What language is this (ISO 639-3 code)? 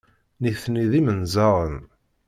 kab